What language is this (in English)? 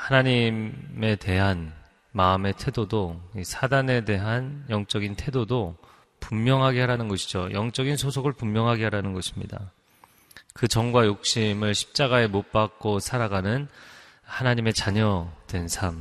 Korean